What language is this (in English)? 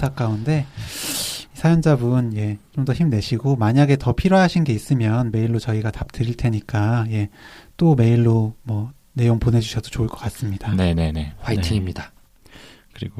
Korean